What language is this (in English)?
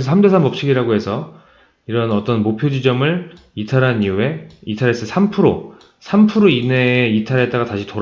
Korean